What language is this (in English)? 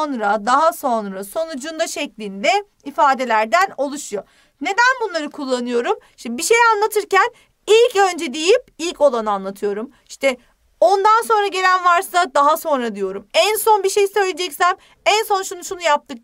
Turkish